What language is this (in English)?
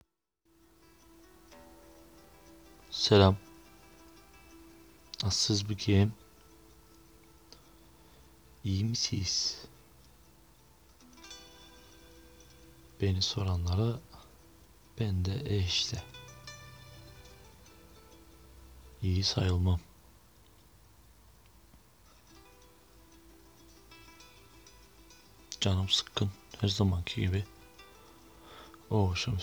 Turkish